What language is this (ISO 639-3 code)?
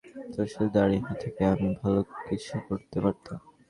ben